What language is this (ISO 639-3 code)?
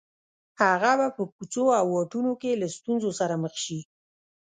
pus